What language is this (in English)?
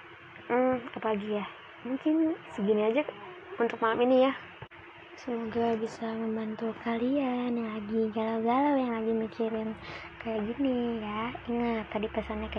Indonesian